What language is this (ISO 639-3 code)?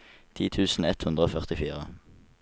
nor